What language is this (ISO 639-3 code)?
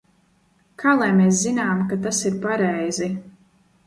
lav